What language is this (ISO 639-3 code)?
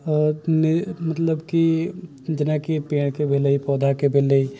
mai